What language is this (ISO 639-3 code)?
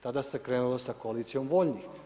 hrv